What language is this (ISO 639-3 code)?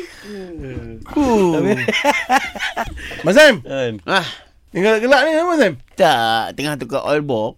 msa